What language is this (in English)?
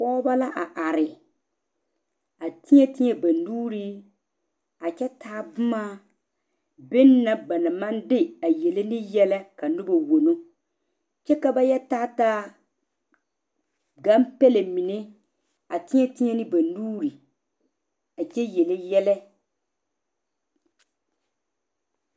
Southern Dagaare